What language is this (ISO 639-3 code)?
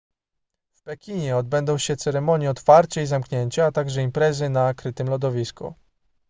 pol